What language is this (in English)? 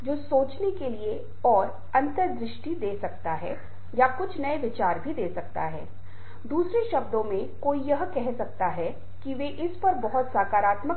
Hindi